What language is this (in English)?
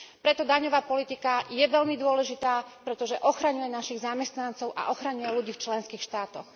Slovak